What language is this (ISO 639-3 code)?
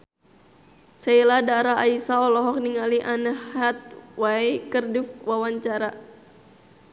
sun